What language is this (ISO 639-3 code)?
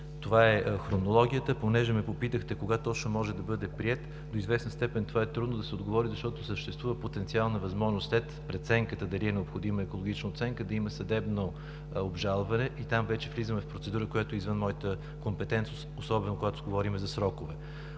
bul